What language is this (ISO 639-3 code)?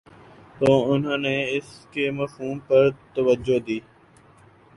urd